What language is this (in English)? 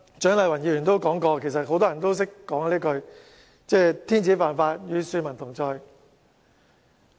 Cantonese